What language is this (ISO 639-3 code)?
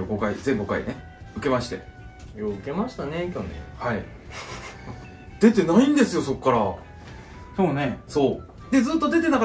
jpn